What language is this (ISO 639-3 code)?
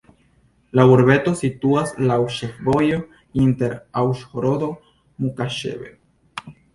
epo